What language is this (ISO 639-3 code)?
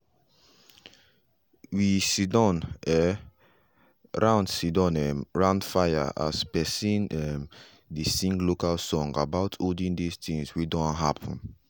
pcm